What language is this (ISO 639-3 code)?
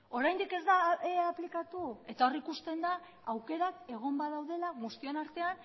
eus